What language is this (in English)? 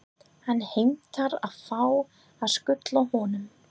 Icelandic